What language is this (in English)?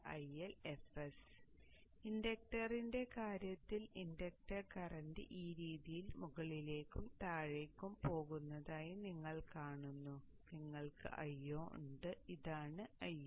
Malayalam